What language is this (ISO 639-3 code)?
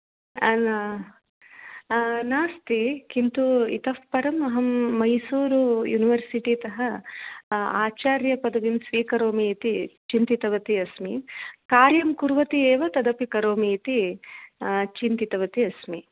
san